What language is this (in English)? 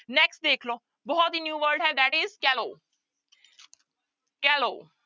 Punjabi